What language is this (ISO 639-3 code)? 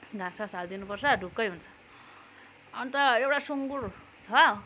nep